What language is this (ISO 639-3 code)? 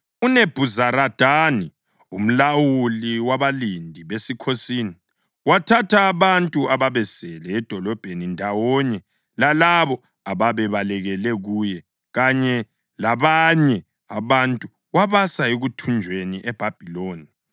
nde